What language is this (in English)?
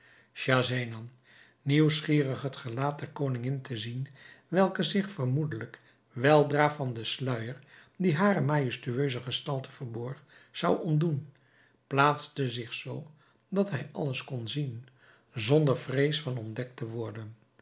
Dutch